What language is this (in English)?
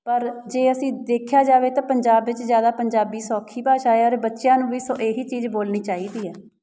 Punjabi